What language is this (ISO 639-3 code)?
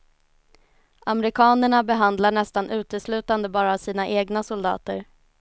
swe